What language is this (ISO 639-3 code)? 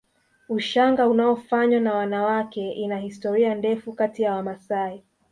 swa